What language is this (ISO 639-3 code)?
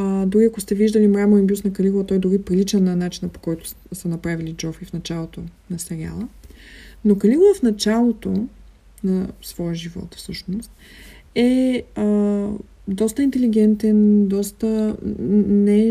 bul